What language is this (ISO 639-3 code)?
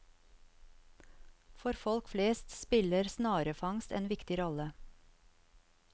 nor